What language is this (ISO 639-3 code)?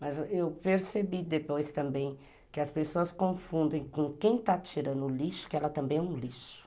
por